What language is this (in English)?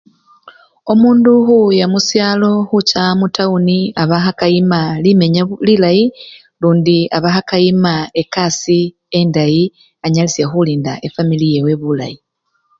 Luyia